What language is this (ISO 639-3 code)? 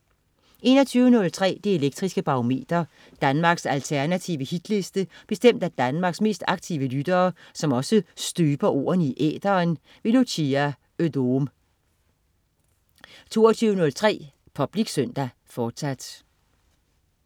dan